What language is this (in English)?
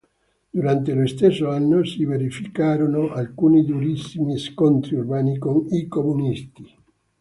Italian